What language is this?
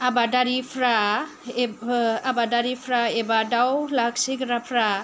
Bodo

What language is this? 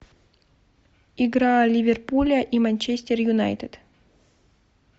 Russian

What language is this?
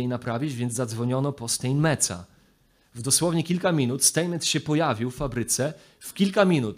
Polish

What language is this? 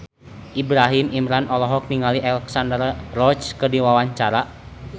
Sundanese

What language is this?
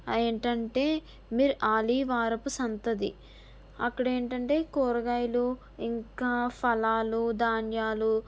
Telugu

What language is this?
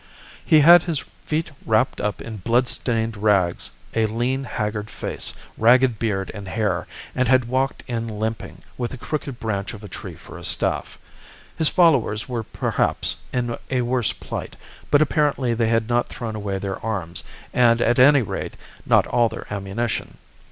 English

